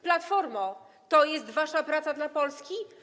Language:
Polish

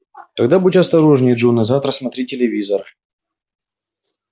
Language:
Russian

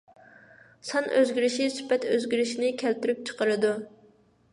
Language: Uyghur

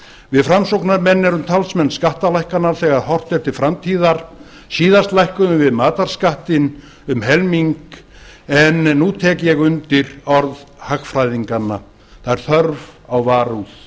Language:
Icelandic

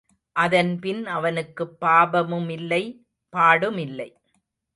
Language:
Tamil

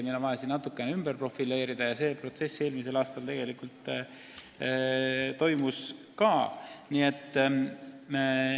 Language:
Estonian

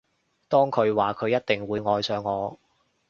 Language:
Cantonese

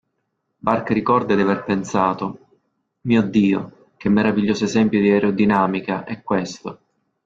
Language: Italian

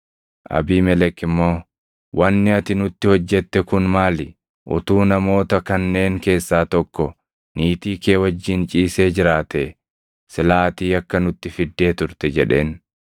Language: Oromo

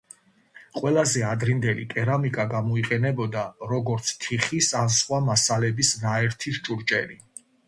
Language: Georgian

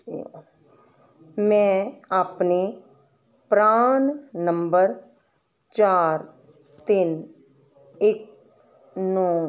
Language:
Punjabi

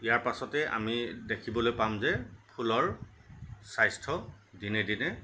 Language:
Assamese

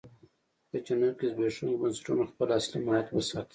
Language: Pashto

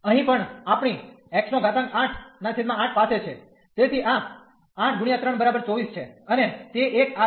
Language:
Gujarati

